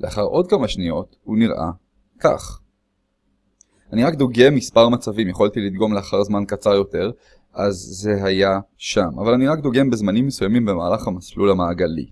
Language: Hebrew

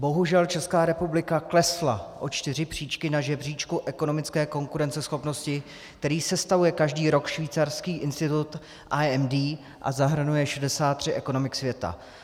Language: Czech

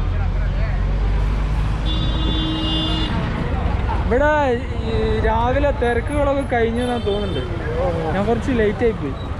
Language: Malayalam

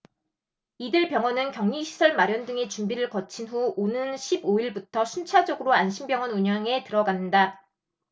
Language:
Korean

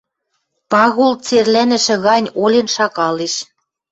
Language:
Western Mari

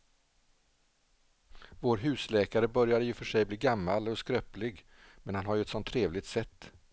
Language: Swedish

